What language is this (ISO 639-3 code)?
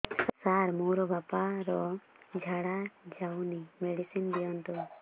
ori